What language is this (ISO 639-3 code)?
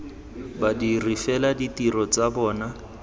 tsn